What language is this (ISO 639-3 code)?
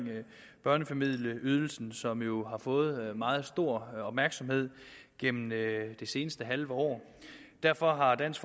dan